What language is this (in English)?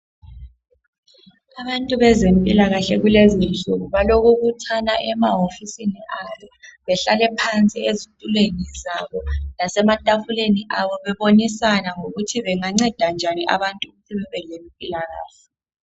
North Ndebele